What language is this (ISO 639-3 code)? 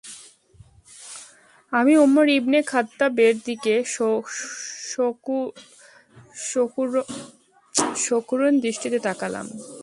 ben